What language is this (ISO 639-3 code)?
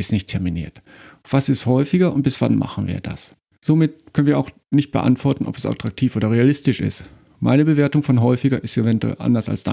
deu